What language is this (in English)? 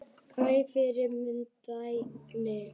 Icelandic